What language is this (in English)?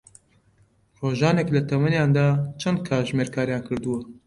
Central Kurdish